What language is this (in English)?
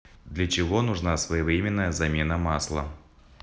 Russian